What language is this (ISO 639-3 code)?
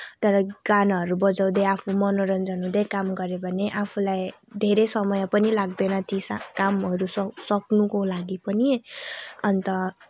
nep